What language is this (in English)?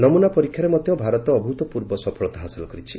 Odia